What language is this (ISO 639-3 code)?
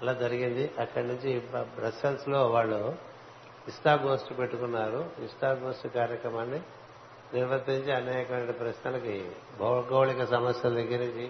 tel